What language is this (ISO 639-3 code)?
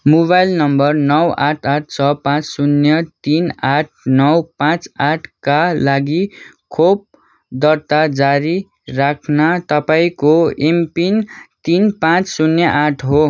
nep